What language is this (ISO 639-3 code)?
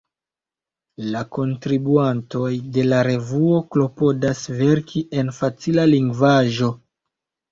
epo